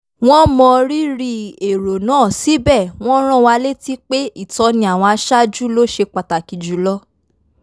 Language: Yoruba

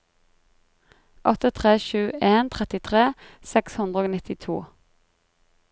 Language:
Norwegian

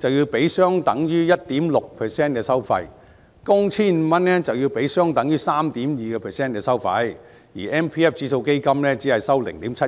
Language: Cantonese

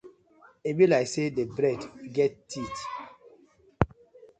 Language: Nigerian Pidgin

